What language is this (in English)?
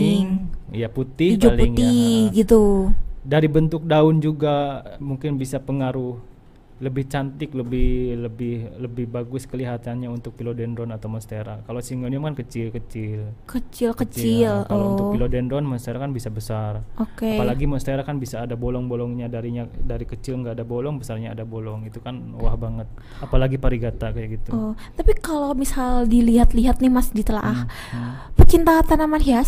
Indonesian